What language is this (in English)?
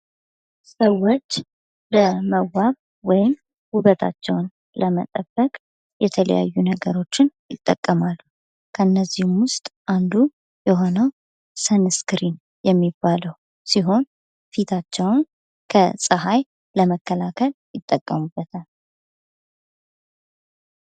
Amharic